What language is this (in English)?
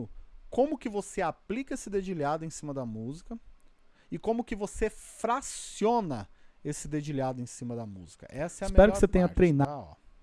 Portuguese